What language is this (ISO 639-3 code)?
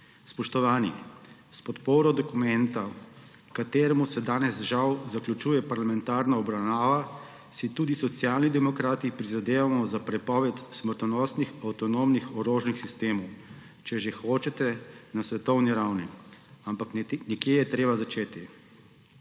slv